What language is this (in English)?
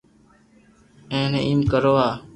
Loarki